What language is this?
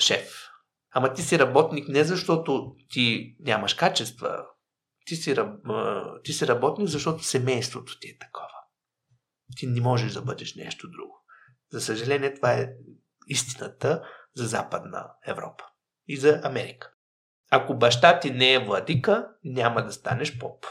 Bulgarian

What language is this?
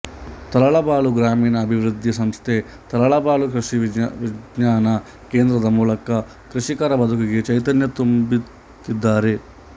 Kannada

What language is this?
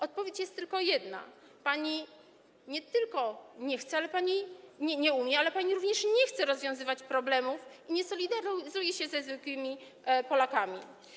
Polish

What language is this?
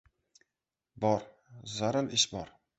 Uzbek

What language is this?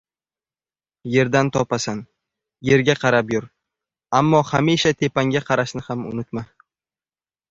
Uzbek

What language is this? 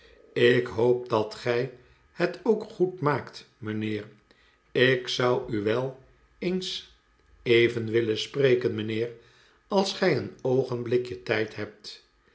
Dutch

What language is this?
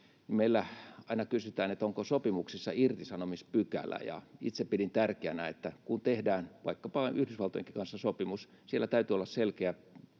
Finnish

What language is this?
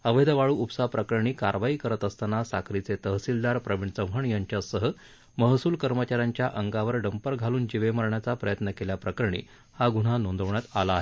Marathi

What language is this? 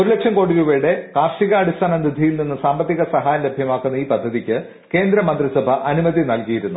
Malayalam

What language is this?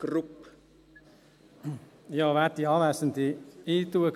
Swiss German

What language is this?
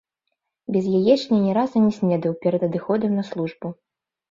Belarusian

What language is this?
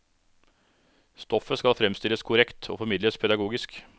Norwegian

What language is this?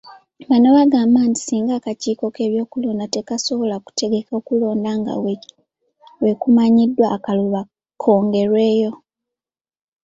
Ganda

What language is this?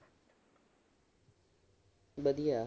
Punjabi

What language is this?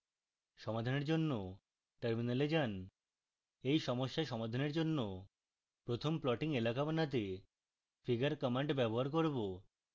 Bangla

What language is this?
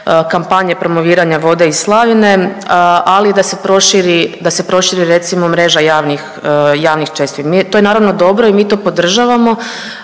Croatian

